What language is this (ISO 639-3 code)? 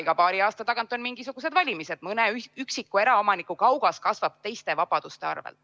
est